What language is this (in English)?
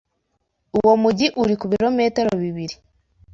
Kinyarwanda